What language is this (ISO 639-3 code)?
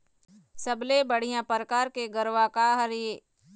hne